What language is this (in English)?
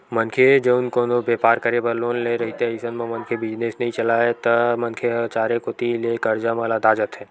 Chhattisgarhi